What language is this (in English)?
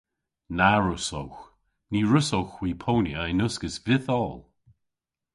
Cornish